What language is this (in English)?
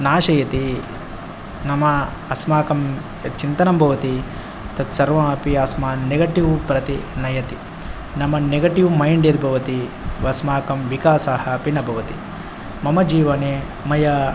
Sanskrit